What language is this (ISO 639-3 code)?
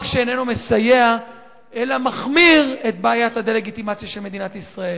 heb